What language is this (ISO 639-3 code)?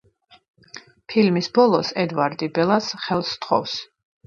kat